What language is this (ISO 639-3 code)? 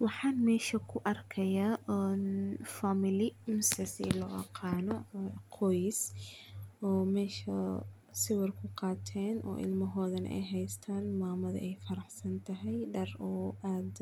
som